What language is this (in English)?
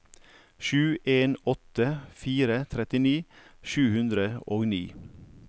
Norwegian